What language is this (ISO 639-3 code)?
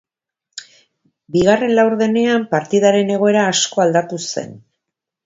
eus